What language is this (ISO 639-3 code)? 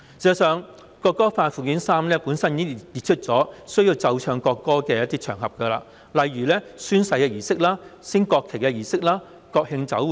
yue